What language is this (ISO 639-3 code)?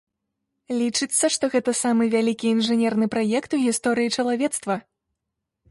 bel